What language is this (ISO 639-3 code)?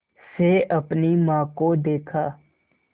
hin